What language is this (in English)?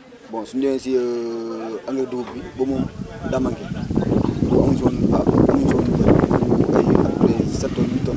Wolof